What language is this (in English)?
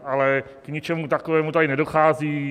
Czech